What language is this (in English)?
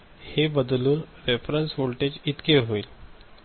Marathi